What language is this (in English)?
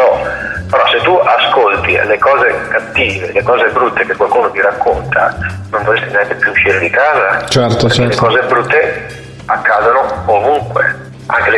Italian